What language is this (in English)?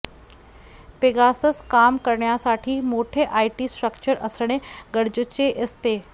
Marathi